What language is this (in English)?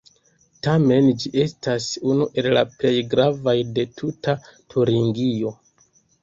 Esperanto